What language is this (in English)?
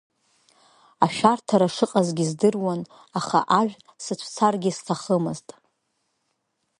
Abkhazian